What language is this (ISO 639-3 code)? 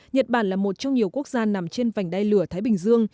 vie